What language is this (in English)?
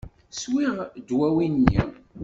Kabyle